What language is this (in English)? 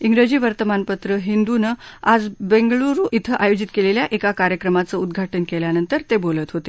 Marathi